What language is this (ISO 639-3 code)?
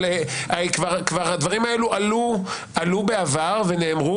heb